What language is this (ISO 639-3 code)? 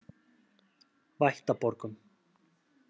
isl